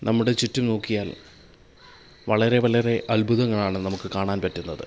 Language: Malayalam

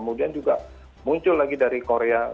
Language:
Indonesian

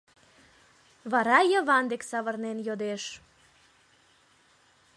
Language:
Mari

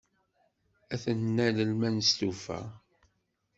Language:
Kabyle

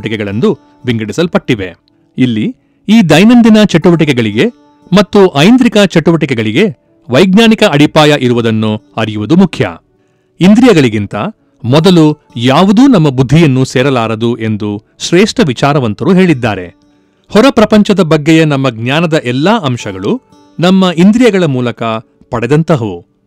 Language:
Kannada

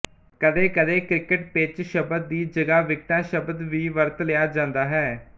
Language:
Punjabi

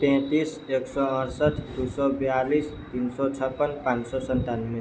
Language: Maithili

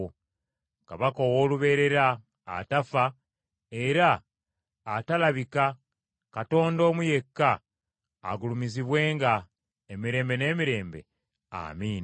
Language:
Ganda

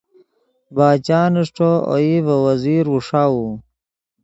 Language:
Yidgha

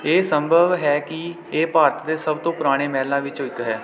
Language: Punjabi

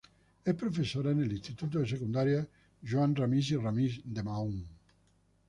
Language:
Spanish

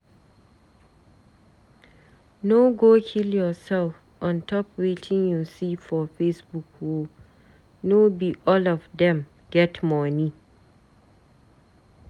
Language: Nigerian Pidgin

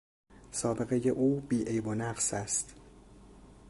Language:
Persian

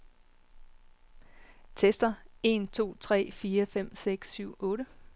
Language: Danish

